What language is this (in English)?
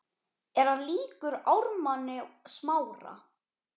Icelandic